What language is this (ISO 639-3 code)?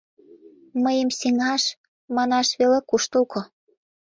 chm